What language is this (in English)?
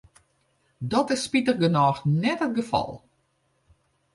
Western Frisian